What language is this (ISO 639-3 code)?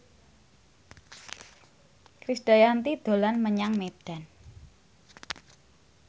jav